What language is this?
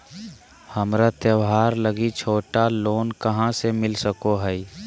Magahi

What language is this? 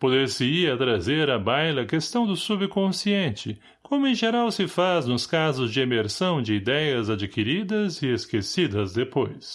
Portuguese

